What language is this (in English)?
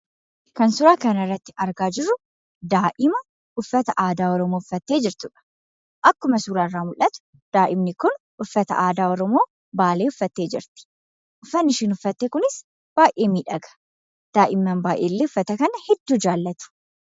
Oromo